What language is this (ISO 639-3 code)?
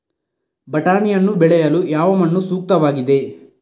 kan